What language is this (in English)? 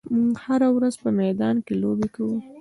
Pashto